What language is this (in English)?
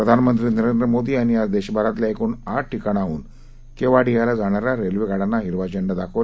Marathi